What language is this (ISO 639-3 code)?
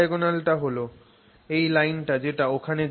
ben